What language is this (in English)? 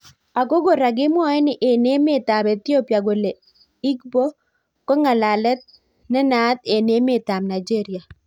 Kalenjin